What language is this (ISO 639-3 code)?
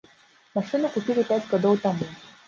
bel